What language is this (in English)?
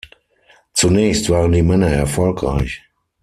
German